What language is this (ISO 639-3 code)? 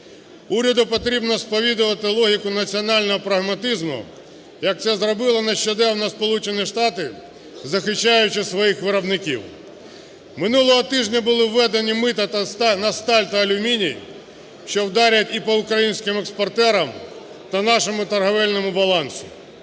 ukr